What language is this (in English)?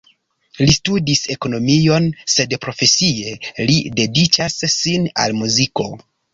Esperanto